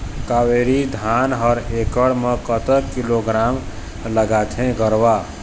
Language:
Chhattisgarhi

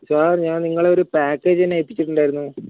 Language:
Malayalam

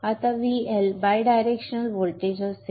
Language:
Marathi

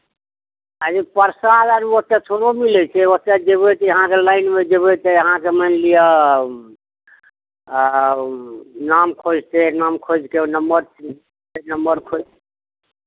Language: Maithili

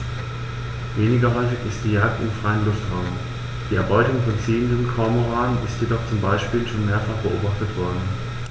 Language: German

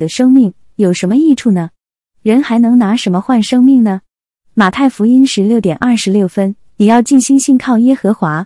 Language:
Chinese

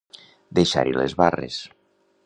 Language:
Catalan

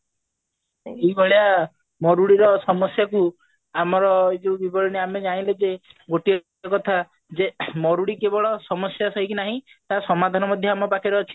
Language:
Odia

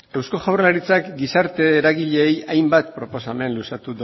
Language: Basque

